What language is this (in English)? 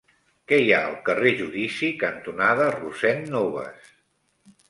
Catalan